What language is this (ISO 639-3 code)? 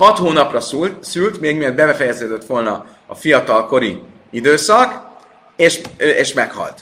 hun